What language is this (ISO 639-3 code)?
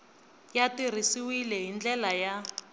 tso